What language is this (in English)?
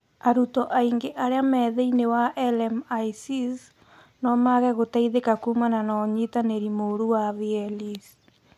Kikuyu